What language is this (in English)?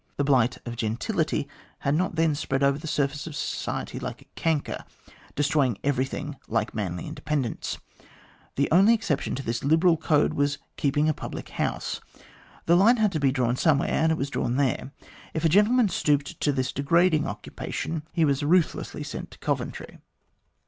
English